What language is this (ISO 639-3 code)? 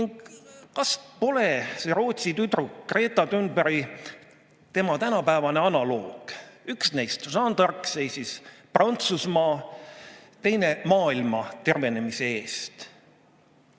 est